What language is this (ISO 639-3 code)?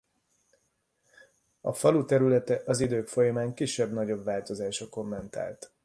hun